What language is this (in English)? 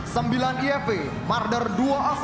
Indonesian